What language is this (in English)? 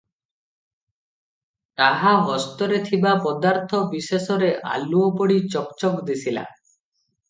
Odia